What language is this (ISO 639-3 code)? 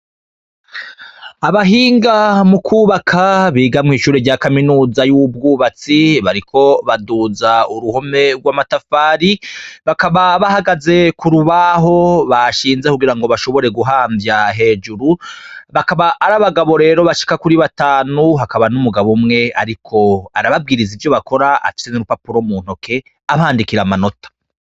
run